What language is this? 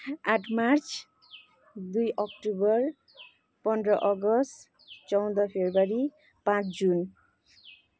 Nepali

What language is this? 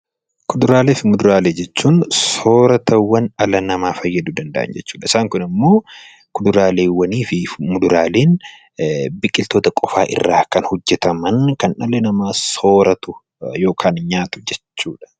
Oromo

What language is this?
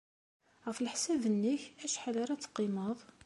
Kabyle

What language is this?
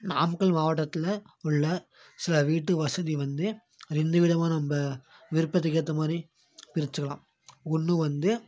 Tamil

